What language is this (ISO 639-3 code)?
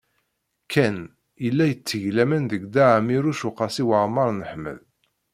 kab